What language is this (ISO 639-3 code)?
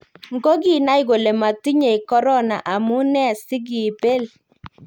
kln